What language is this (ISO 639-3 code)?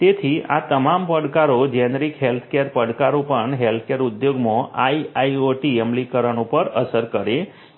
guj